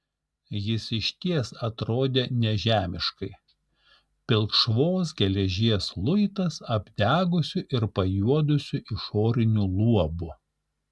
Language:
Lithuanian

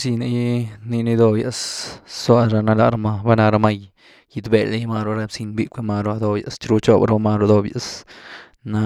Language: Güilá Zapotec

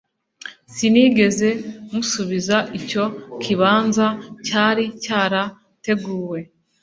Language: Kinyarwanda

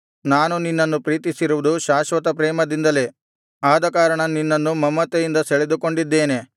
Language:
Kannada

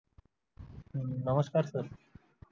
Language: Marathi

